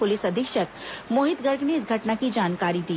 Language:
Hindi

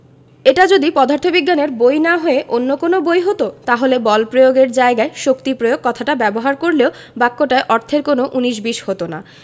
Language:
Bangla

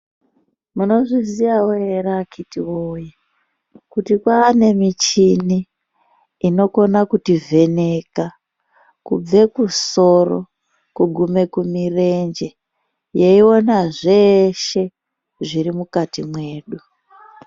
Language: Ndau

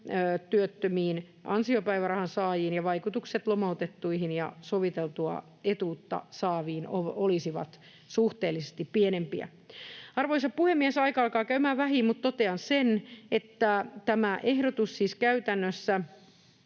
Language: Finnish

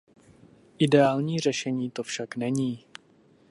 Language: Czech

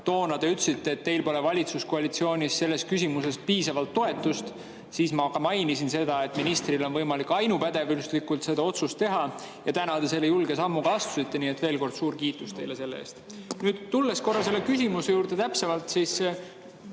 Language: Estonian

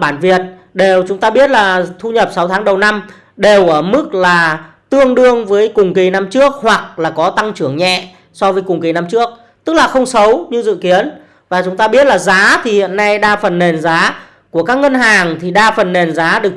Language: Vietnamese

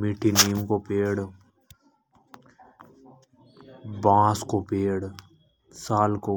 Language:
Hadothi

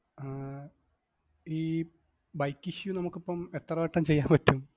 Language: Malayalam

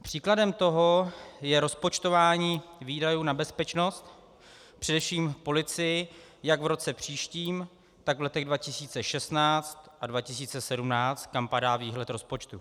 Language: Czech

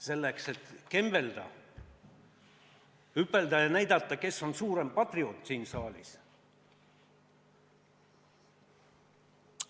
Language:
Estonian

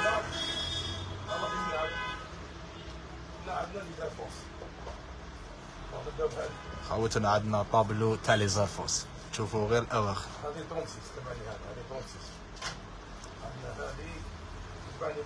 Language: Arabic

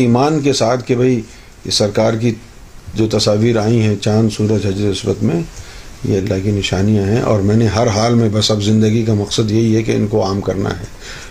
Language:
Urdu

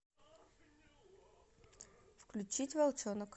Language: Russian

